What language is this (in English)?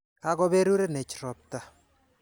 Kalenjin